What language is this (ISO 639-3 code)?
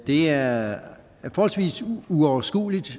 dan